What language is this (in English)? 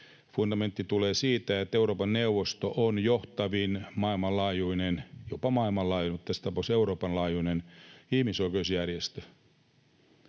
Finnish